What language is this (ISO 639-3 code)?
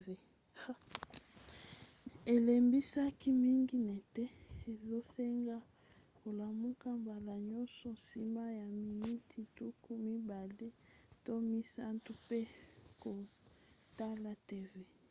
lin